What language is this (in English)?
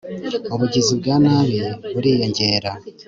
Kinyarwanda